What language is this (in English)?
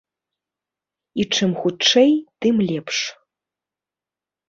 Belarusian